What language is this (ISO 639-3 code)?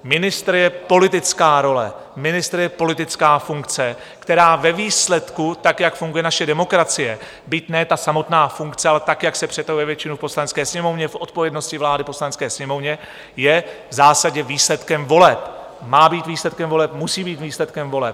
ces